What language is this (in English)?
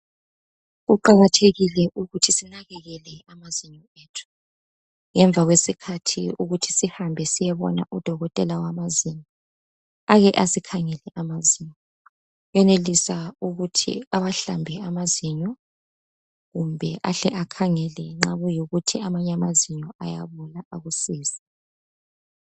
North Ndebele